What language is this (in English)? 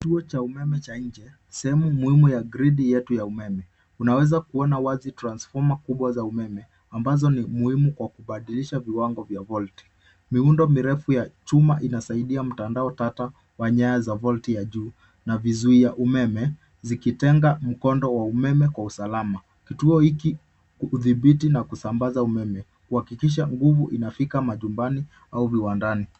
Swahili